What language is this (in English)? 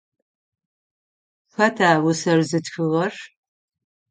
Adyghe